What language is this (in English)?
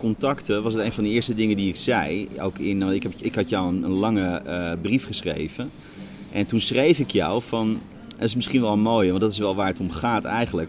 Dutch